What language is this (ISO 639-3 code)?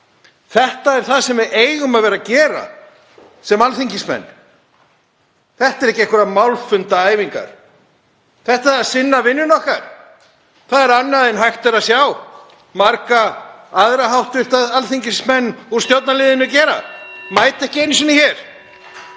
isl